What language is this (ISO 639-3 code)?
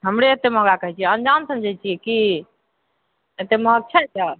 mai